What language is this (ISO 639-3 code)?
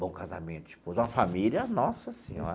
por